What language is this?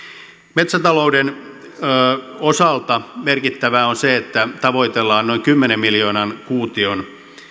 Finnish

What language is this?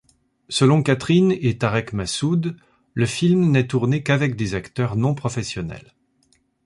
French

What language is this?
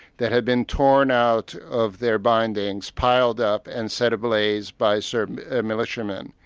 English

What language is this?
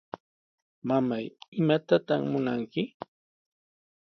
Sihuas Ancash Quechua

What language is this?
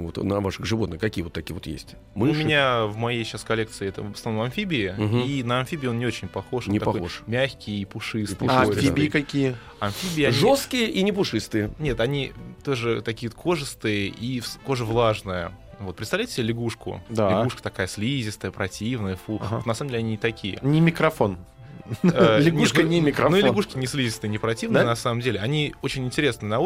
Russian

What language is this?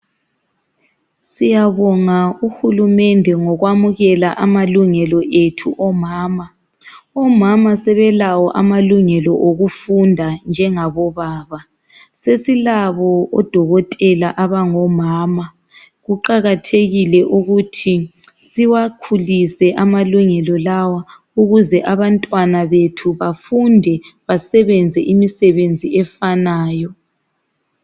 North Ndebele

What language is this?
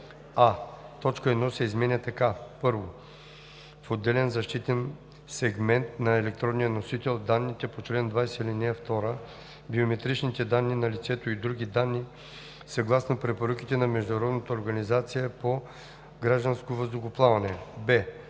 Bulgarian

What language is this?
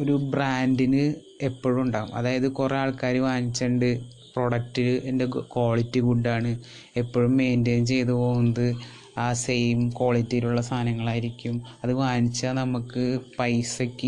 Malayalam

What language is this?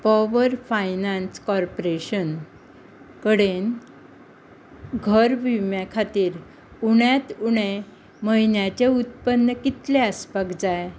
Konkani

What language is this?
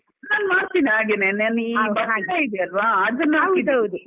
Kannada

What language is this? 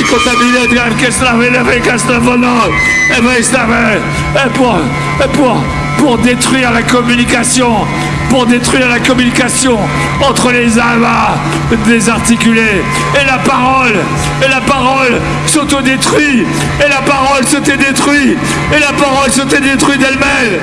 French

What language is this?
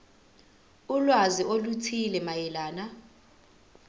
Zulu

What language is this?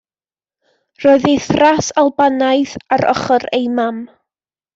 Welsh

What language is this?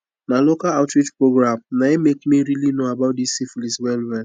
Nigerian Pidgin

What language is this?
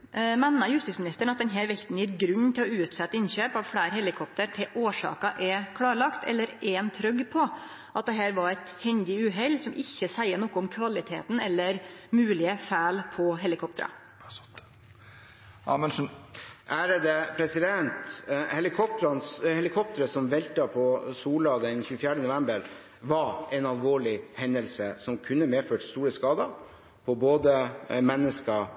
Norwegian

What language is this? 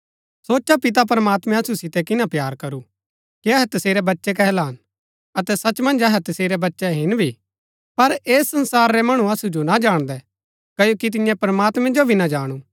Gaddi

